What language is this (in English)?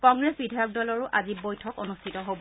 Assamese